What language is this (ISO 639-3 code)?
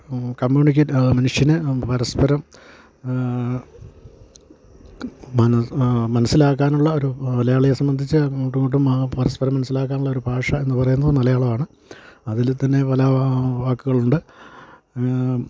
mal